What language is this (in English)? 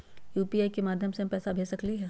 Magahi